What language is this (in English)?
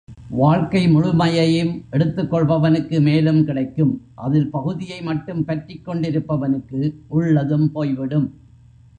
Tamil